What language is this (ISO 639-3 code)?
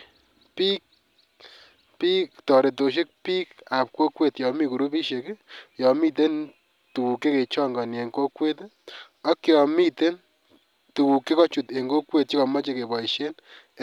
kln